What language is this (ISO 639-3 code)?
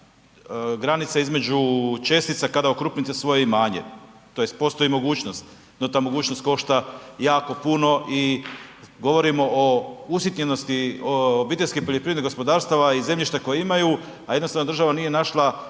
hrv